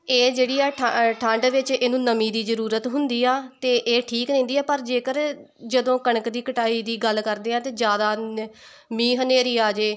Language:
Punjabi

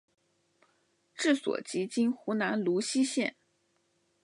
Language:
Chinese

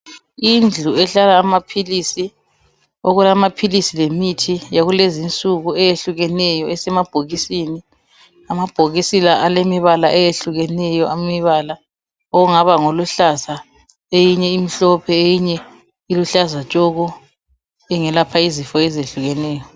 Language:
North Ndebele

